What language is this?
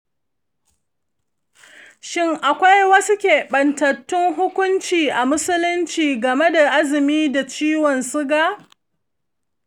Hausa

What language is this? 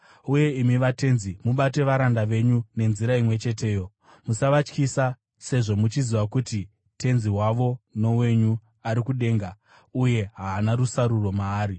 Shona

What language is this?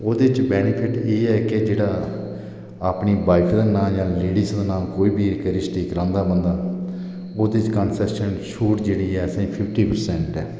Dogri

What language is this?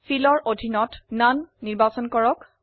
Assamese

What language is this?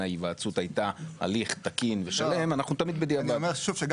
Hebrew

